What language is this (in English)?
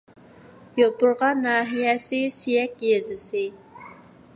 Uyghur